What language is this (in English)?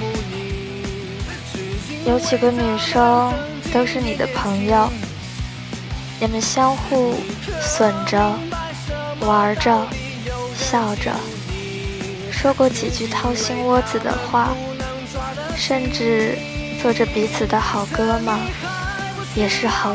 Chinese